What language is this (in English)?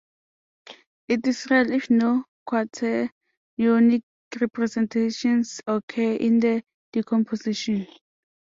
English